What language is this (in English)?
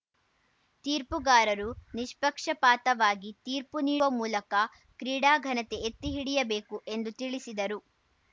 Kannada